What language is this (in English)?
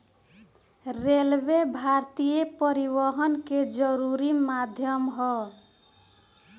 Bhojpuri